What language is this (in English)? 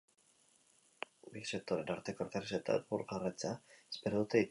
Basque